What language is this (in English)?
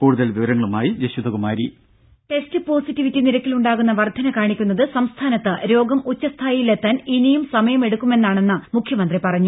Malayalam